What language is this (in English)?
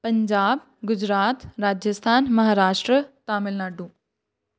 Punjabi